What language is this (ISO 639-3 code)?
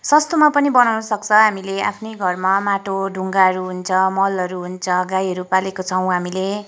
nep